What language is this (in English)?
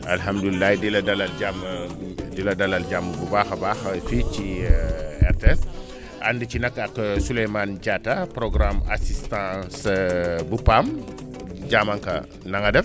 Wolof